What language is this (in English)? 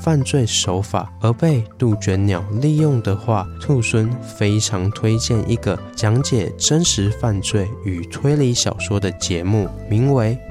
Chinese